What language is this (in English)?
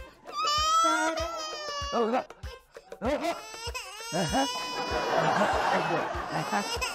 Arabic